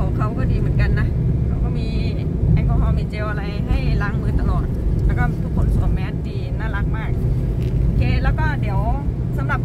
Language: Thai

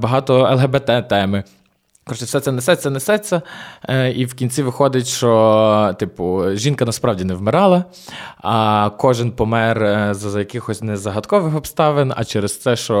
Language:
Ukrainian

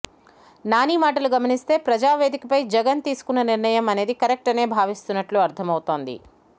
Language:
Telugu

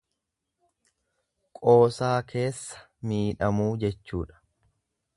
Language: Oromo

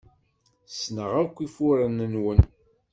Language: Kabyle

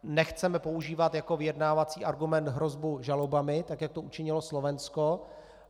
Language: Czech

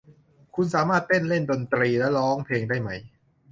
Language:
Thai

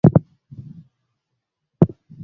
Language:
Swahili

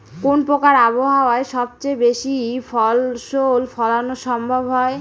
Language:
Bangla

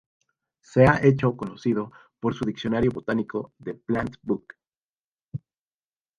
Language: Spanish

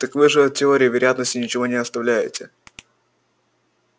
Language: Russian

